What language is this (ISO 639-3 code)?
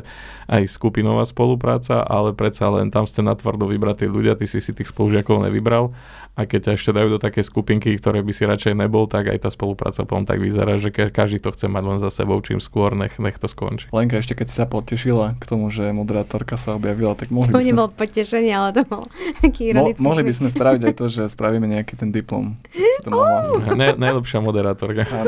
slk